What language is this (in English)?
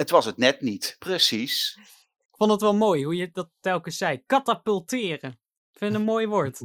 Dutch